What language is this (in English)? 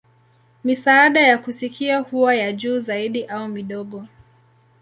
Swahili